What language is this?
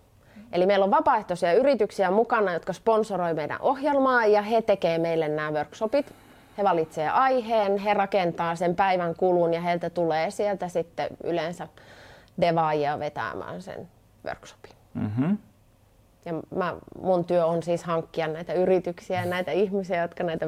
Finnish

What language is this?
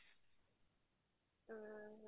Odia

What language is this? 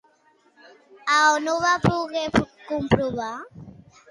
Catalan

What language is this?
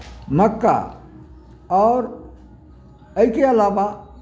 Maithili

